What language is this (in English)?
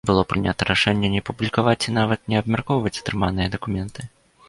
Belarusian